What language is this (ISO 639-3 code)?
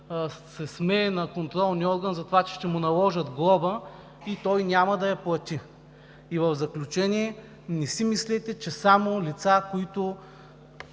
bul